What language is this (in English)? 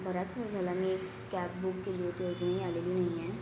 Marathi